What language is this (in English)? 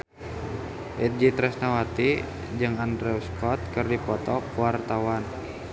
Sundanese